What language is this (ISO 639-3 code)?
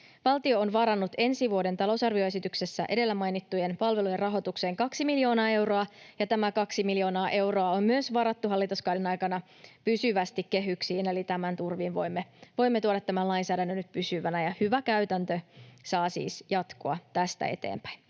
fin